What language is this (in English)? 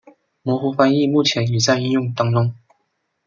Chinese